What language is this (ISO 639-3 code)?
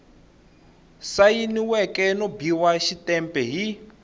tso